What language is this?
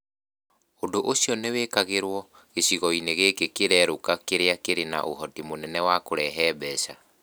Kikuyu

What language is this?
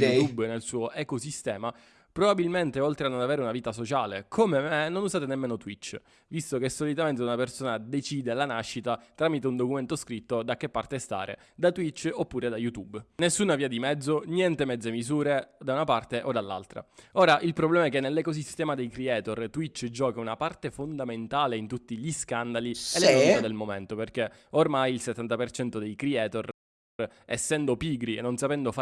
Italian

